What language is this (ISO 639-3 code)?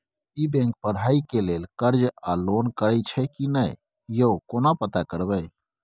mai